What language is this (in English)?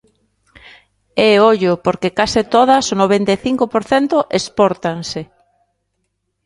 Galician